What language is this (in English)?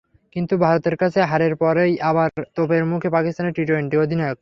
Bangla